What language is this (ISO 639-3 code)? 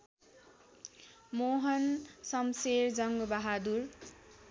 nep